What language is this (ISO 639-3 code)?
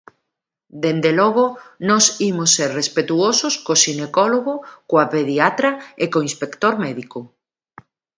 glg